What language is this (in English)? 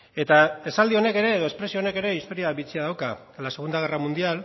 Basque